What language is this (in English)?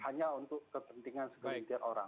Indonesian